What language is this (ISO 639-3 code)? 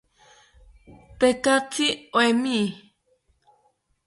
cpy